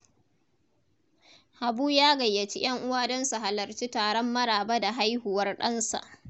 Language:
Hausa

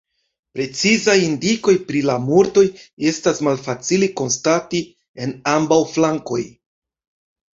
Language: Esperanto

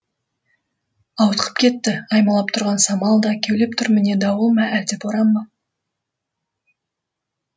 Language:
Kazakh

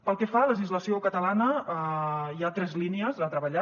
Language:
Catalan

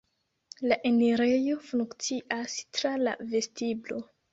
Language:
Esperanto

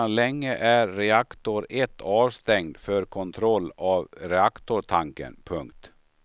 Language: Swedish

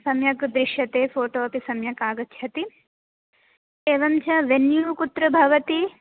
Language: Sanskrit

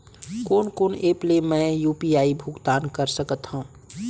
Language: Chhattisgarhi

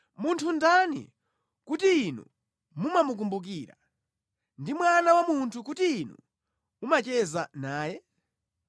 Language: Nyanja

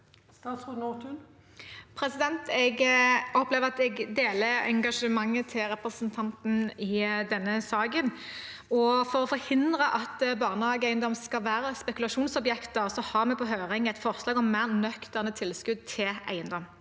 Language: Norwegian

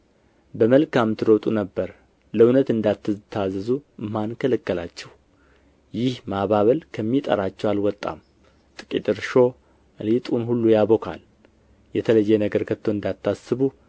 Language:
Amharic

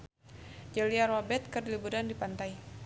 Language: Sundanese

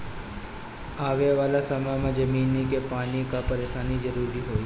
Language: Bhojpuri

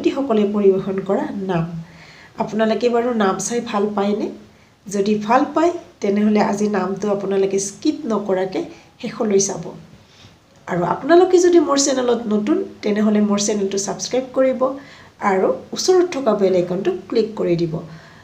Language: Thai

